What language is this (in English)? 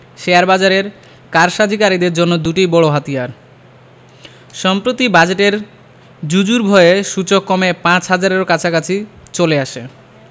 Bangla